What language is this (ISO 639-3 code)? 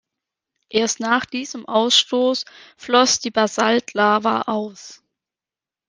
deu